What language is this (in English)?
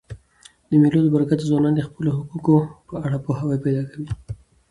Pashto